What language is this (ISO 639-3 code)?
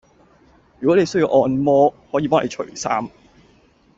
yue